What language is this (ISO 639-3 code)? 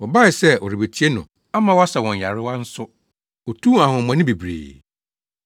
aka